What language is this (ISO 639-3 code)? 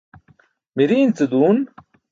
bsk